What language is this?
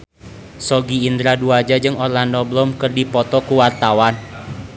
Sundanese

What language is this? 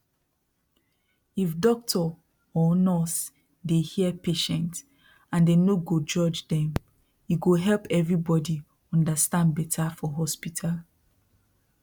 Nigerian Pidgin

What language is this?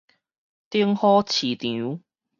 Min Nan Chinese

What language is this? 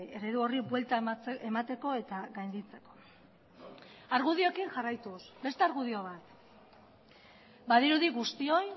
Basque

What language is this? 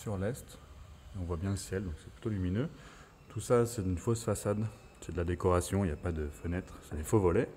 French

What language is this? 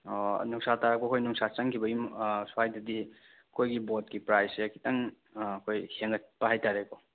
Manipuri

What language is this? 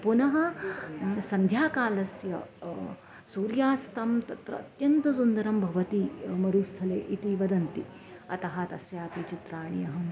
Sanskrit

